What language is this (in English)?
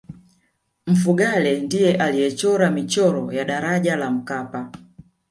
Swahili